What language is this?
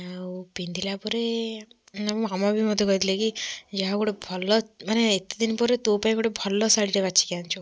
Odia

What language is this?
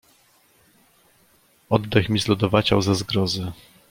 Polish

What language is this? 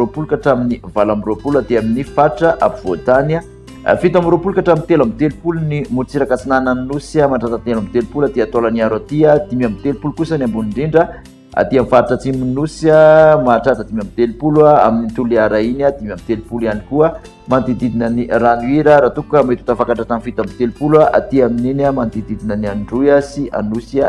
Malagasy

